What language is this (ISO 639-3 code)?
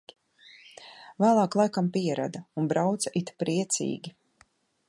lav